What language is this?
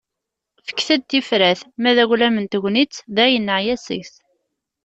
Kabyle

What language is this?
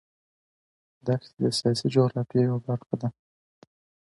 Pashto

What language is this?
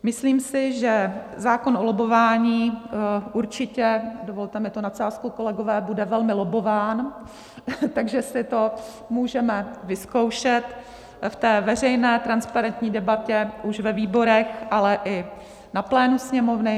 Czech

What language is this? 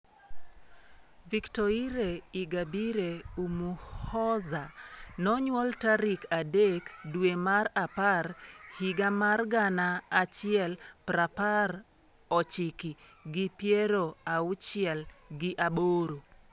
Luo (Kenya and Tanzania)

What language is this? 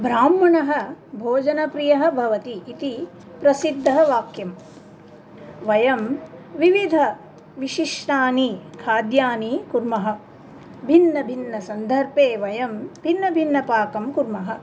Sanskrit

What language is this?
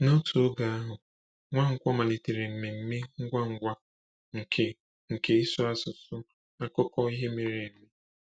Igbo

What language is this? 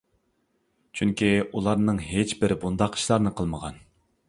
Uyghur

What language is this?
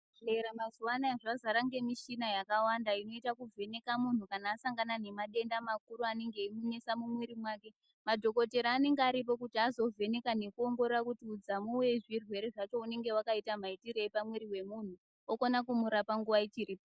Ndau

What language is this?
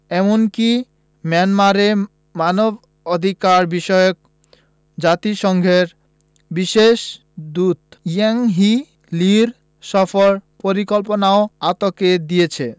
Bangla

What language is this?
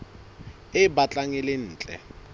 Southern Sotho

